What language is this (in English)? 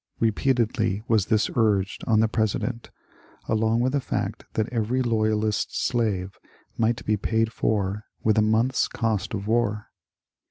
English